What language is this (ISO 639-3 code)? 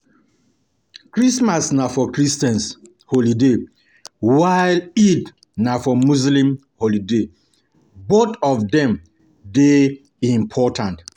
pcm